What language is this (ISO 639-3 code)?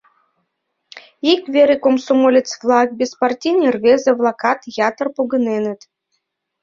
chm